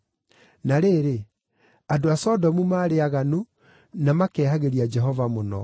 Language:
Kikuyu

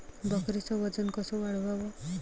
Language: Marathi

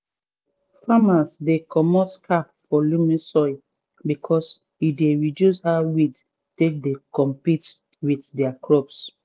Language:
Nigerian Pidgin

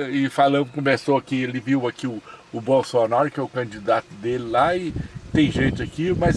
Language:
Portuguese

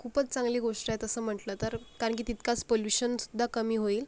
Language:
Marathi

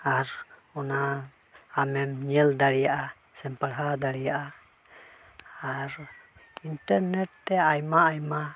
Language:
Santali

